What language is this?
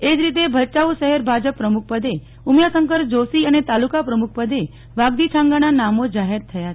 Gujarati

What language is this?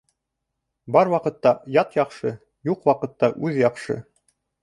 Bashkir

